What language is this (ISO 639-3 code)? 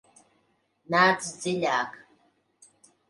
lav